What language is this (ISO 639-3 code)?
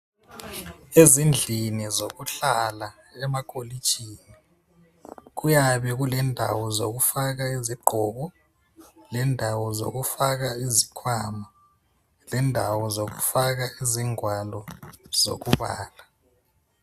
nde